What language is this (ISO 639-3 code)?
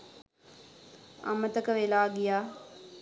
sin